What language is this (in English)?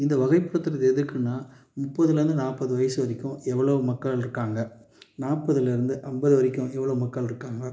Tamil